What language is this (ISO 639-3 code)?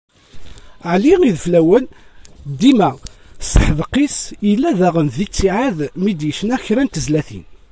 kab